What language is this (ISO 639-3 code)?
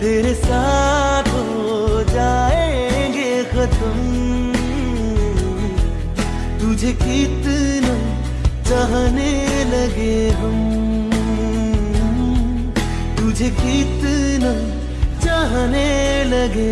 hin